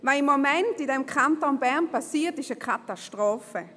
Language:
Swiss German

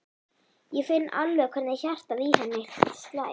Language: Icelandic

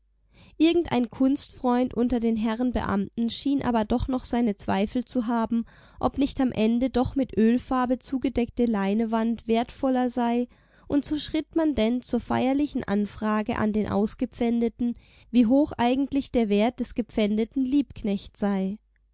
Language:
German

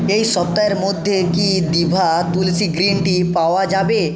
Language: Bangla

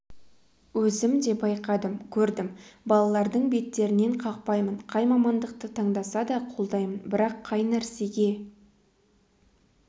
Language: Kazakh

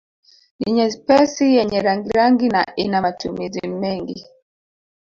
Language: Swahili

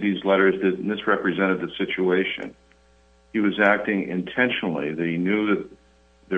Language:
English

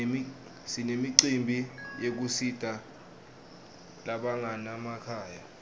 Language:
Swati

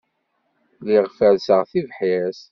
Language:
Kabyle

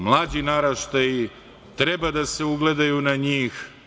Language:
Serbian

